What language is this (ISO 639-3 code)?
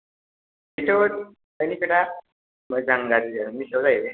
brx